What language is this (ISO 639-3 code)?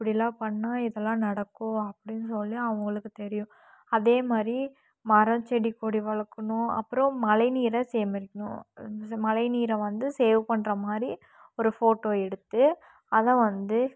tam